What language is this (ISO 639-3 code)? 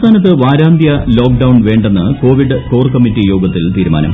mal